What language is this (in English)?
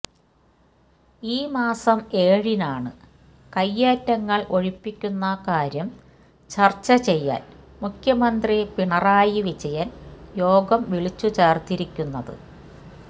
Malayalam